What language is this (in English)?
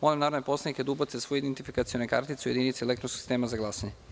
Serbian